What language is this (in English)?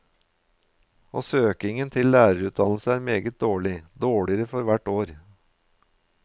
Norwegian